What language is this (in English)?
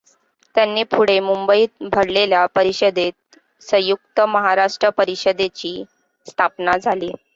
Marathi